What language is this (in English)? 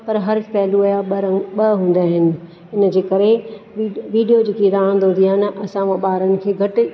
Sindhi